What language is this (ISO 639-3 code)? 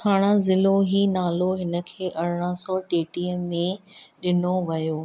snd